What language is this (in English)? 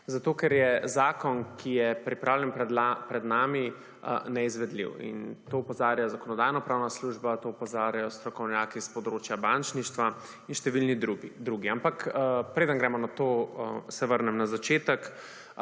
Slovenian